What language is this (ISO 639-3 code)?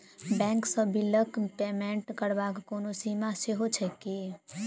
mai